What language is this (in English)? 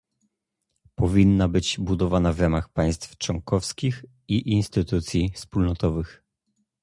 Polish